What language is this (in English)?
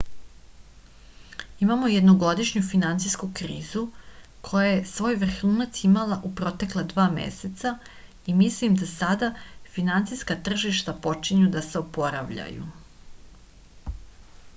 Serbian